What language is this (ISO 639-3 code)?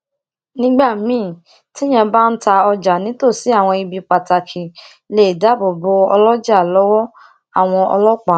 yor